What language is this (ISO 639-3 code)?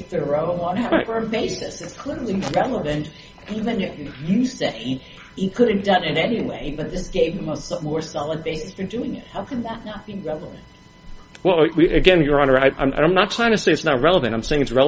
eng